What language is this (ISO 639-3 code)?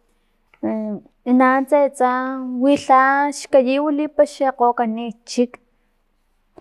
tlp